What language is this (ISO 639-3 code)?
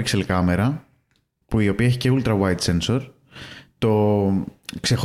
ell